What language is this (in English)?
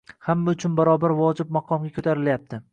Uzbek